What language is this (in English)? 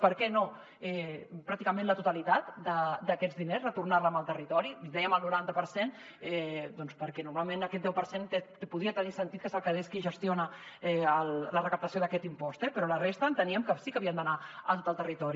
Catalan